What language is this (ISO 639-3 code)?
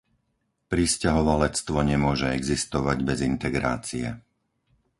slk